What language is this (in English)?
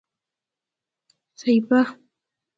Persian